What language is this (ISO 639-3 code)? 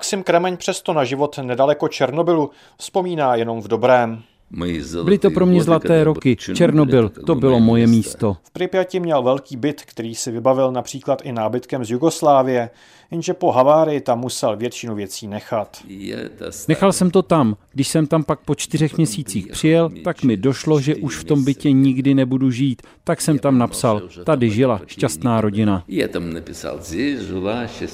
ces